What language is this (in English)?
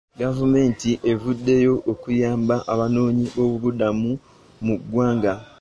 Ganda